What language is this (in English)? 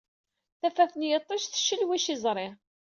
Kabyle